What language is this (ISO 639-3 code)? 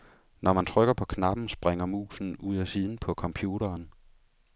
dan